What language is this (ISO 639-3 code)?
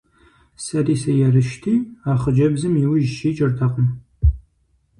kbd